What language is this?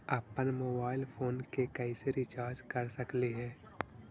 Magahi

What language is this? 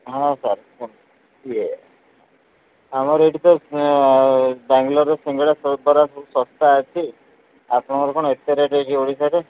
Odia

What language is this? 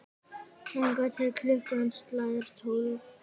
Icelandic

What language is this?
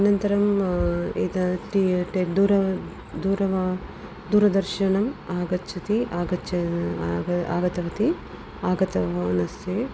Sanskrit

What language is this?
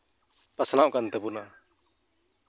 Santali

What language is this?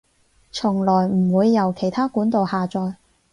Cantonese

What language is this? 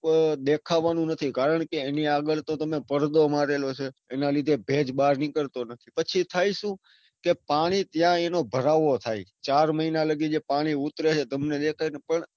Gujarati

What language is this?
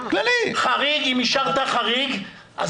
Hebrew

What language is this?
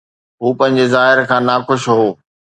Sindhi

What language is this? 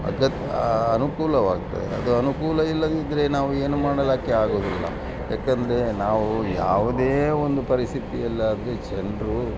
Kannada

